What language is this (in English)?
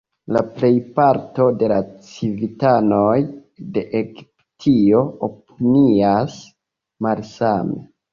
Esperanto